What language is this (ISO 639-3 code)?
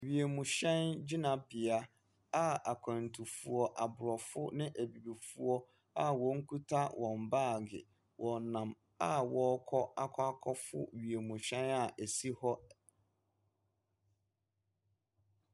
aka